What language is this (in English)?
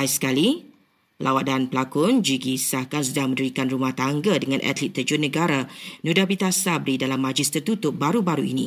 Malay